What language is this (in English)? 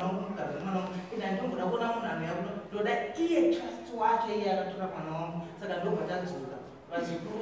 Indonesian